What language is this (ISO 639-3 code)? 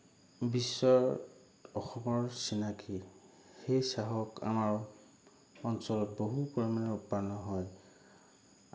asm